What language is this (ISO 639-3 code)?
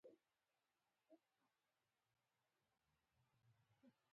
pus